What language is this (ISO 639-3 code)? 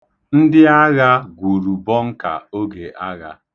ibo